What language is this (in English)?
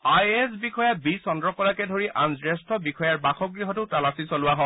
Assamese